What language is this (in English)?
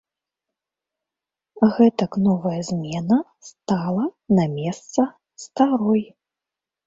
Belarusian